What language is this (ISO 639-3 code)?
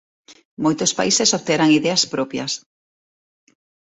glg